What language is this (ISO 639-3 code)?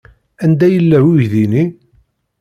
kab